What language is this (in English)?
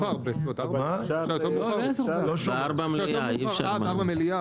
Hebrew